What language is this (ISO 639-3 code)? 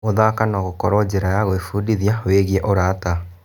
kik